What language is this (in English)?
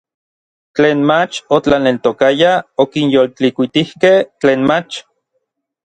Orizaba Nahuatl